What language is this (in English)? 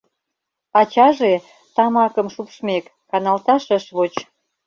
Mari